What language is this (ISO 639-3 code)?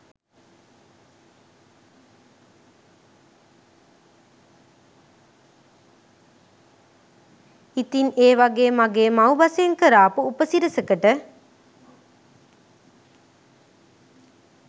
sin